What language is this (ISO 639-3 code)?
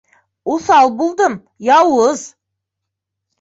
bak